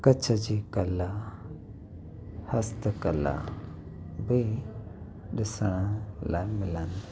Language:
Sindhi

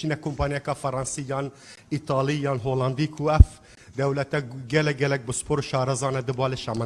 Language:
Turkish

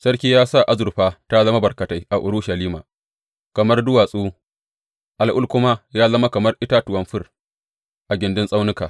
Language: Hausa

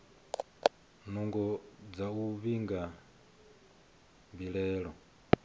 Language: Venda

